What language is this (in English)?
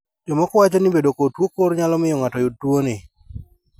Luo (Kenya and Tanzania)